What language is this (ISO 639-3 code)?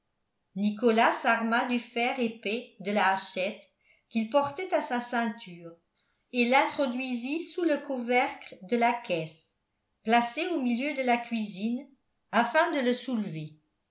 fra